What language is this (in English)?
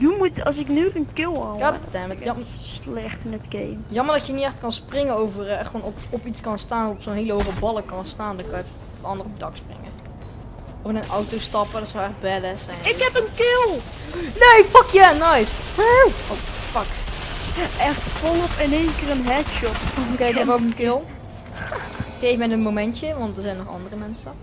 Dutch